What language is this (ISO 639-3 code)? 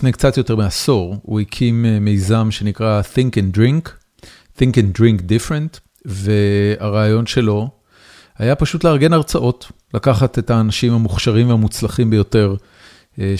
heb